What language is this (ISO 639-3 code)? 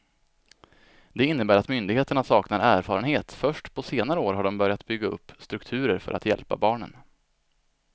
swe